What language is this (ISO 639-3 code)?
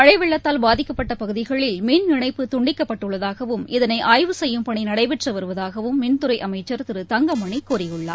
tam